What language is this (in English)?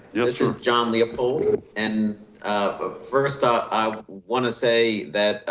English